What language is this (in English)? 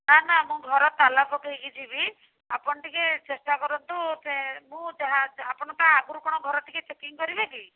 Odia